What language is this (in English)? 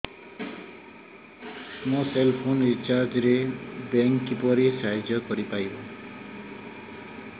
Odia